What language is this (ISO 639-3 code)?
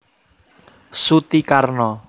jav